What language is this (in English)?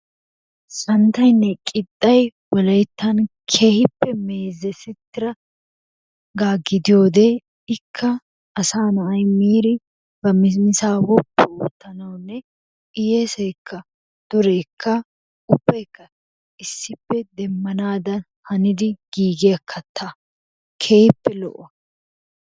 Wolaytta